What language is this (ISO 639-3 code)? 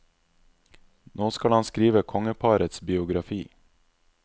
nor